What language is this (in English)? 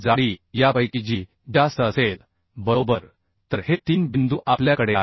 Marathi